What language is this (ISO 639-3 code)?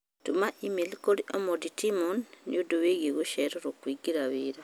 kik